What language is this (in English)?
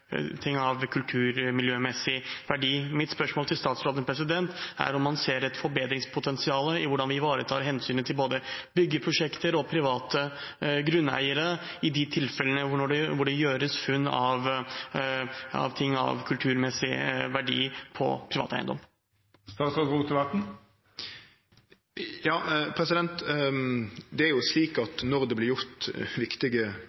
Norwegian